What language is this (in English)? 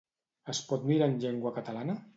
Catalan